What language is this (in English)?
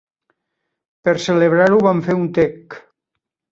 Catalan